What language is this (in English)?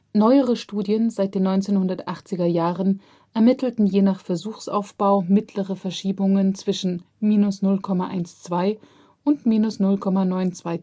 German